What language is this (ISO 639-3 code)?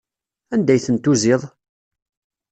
kab